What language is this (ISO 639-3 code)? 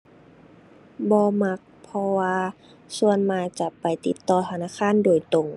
tha